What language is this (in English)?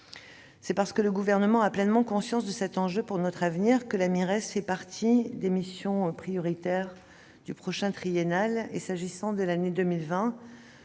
French